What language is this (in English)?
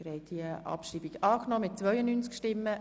Swiss German